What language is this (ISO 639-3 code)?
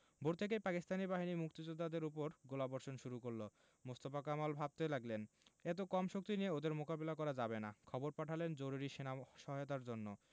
ben